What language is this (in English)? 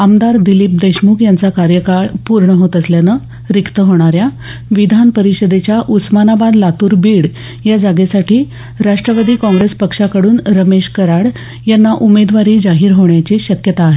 Marathi